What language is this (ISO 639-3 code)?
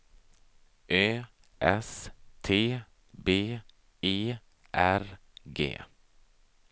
swe